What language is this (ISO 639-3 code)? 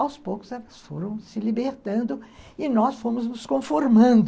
por